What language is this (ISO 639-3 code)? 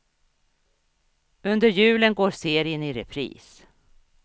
swe